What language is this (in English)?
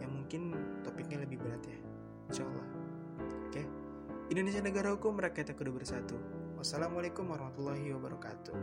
Indonesian